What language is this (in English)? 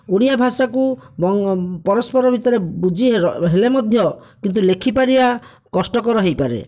Odia